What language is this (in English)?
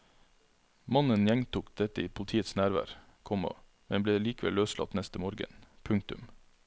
Norwegian